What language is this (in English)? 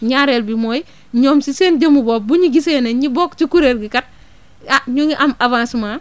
Wolof